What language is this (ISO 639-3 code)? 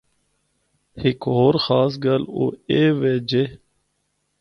hno